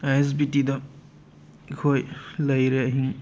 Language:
Manipuri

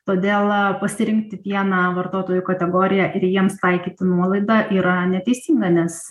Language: Lithuanian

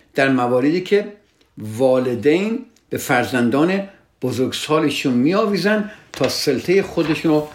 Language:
Persian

